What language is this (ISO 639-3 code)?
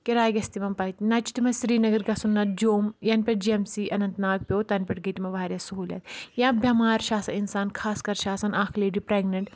kas